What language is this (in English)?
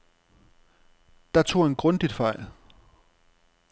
Danish